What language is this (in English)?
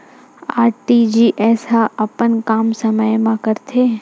Chhattisgarhi